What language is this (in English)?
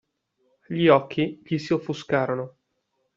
Italian